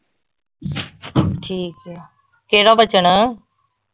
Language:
Punjabi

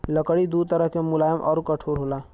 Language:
Bhojpuri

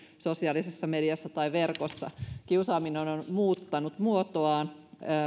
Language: Finnish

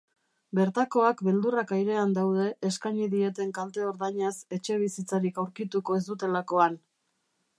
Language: Basque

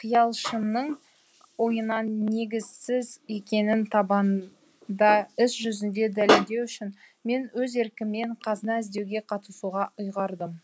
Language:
Kazakh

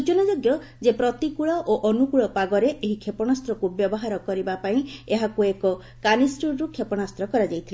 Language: Odia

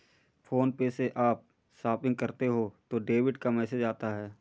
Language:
Hindi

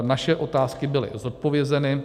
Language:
Czech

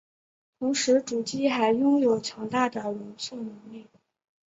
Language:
Chinese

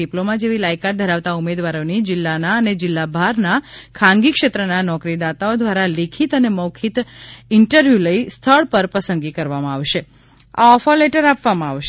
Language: Gujarati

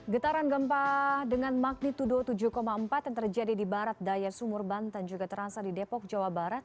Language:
Indonesian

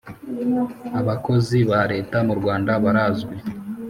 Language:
Kinyarwanda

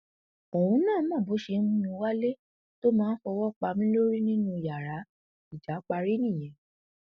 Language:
Yoruba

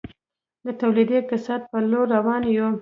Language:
Pashto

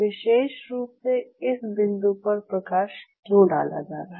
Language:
Hindi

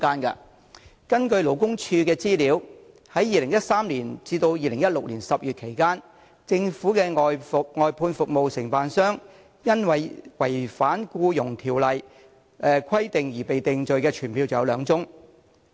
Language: Cantonese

